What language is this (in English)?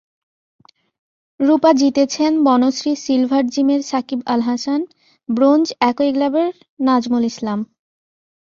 Bangla